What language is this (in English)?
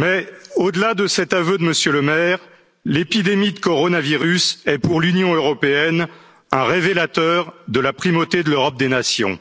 French